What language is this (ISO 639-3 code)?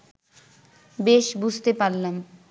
ben